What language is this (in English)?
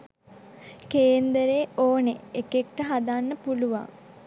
Sinhala